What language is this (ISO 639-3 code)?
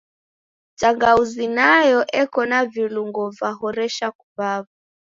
dav